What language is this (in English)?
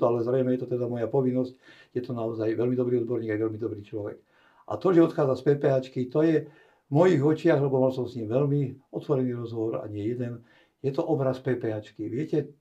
Slovak